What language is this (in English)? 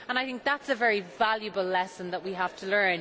English